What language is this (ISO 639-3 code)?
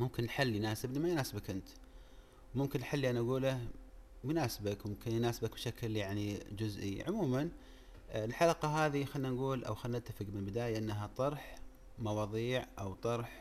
ara